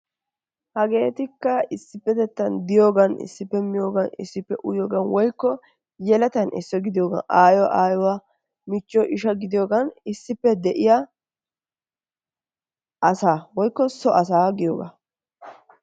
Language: Wolaytta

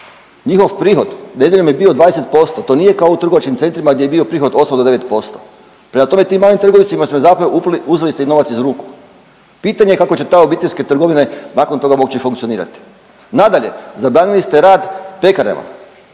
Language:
Croatian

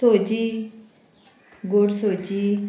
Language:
Konkani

